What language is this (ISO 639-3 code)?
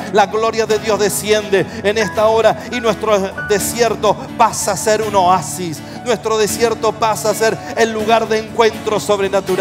spa